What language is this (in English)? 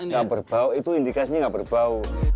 Indonesian